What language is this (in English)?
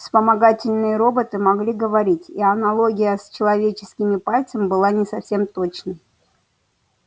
Russian